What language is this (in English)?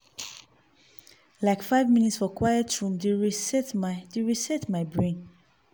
Nigerian Pidgin